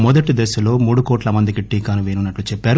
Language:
Telugu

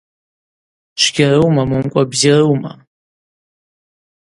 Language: Abaza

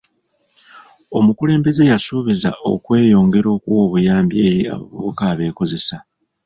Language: Ganda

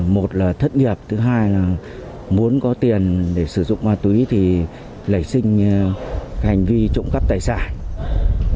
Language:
Vietnamese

